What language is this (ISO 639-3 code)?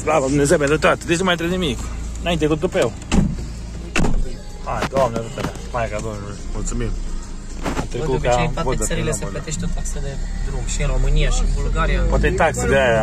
ron